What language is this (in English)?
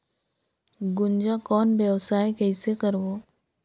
Chhattisgarhi